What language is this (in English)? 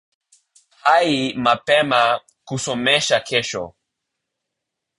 Swahili